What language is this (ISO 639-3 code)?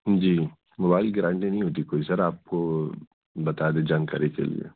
urd